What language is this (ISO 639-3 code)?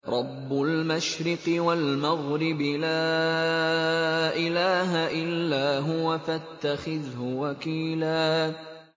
ara